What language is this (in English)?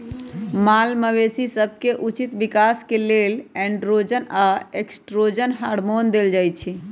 Magahi